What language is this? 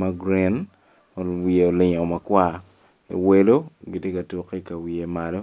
Acoli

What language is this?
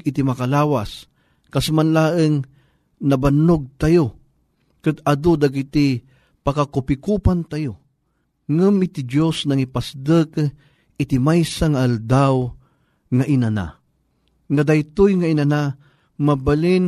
Filipino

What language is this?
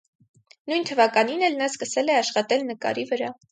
Armenian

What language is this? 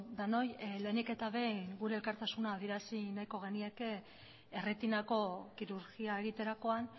Basque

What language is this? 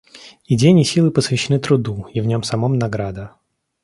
Russian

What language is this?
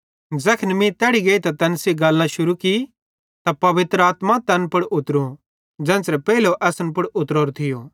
Bhadrawahi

